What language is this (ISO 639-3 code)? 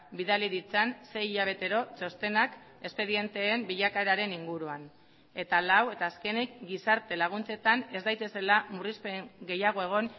eus